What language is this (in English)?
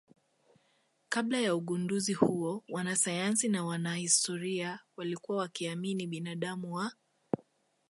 Swahili